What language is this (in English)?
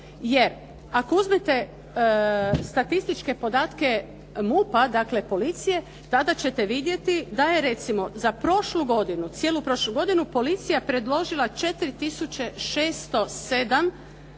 Croatian